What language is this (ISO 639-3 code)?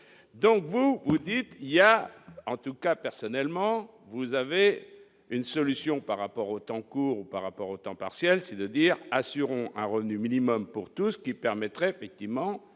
fra